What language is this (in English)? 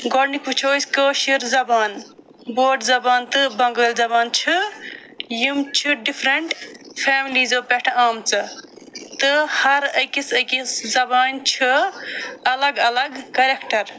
Kashmiri